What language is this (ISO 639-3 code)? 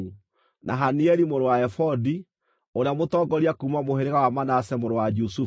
kik